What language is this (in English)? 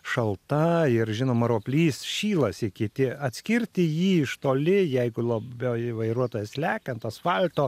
Lithuanian